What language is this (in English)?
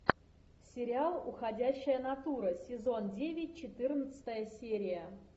Russian